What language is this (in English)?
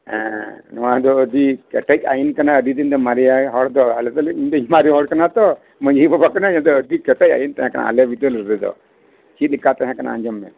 Santali